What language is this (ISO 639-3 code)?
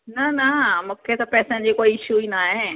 snd